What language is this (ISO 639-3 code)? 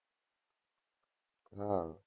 guj